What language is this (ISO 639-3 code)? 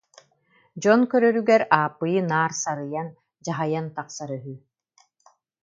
sah